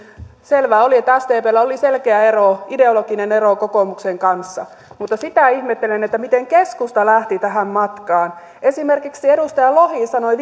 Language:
Finnish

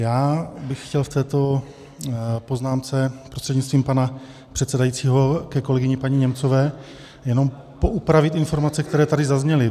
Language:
Czech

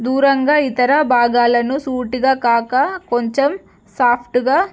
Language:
Telugu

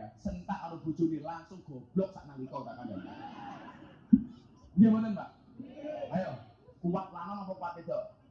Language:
Indonesian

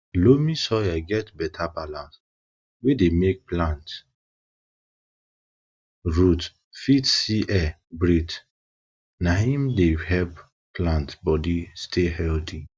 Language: Nigerian Pidgin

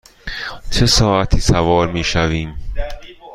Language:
Persian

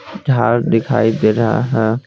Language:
Hindi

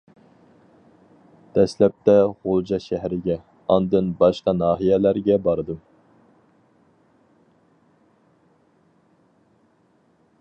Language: Uyghur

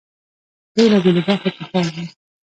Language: Pashto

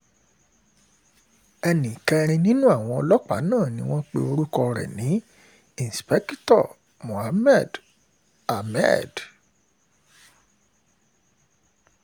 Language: Yoruba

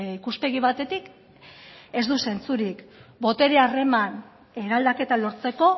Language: Basque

